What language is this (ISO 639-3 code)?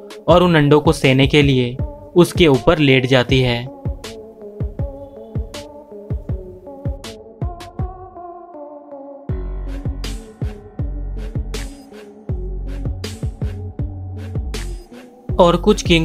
hin